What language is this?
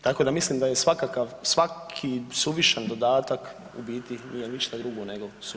Croatian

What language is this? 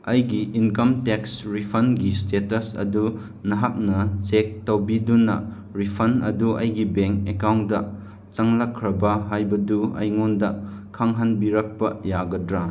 Manipuri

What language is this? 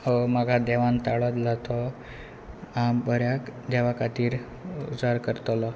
Konkani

